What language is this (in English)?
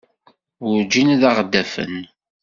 Kabyle